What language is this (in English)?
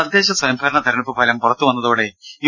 Malayalam